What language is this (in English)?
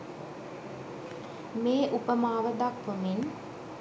Sinhala